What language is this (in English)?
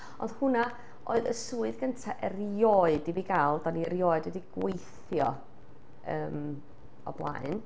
Welsh